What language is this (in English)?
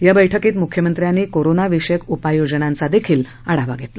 Marathi